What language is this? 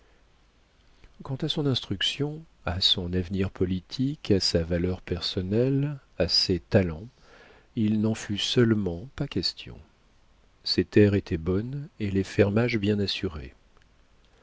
French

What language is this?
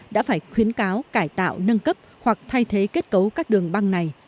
Vietnamese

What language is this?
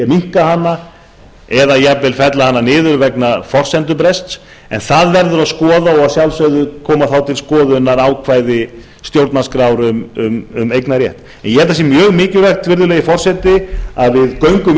Icelandic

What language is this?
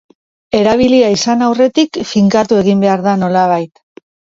Basque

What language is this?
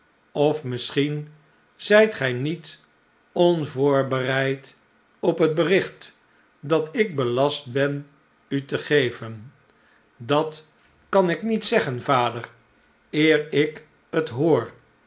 Dutch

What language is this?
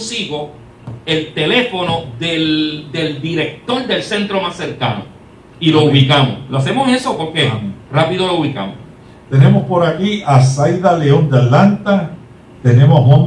Spanish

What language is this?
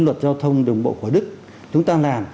Vietnamese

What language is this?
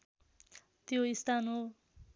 Nepali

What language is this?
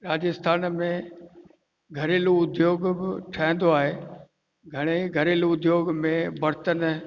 Sindhi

